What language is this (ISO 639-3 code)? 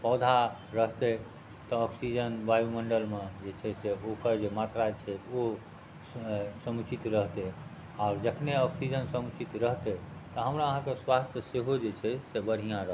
mai